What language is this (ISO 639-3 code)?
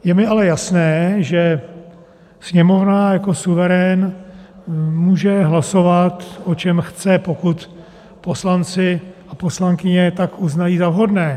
ces